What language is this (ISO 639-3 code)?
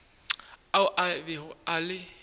nso